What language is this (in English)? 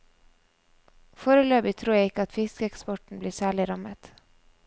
Norwegian